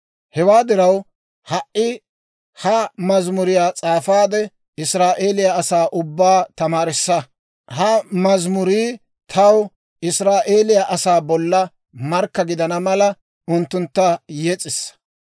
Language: Dawro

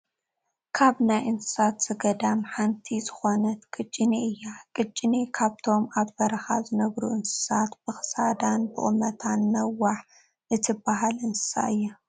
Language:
Tigrinya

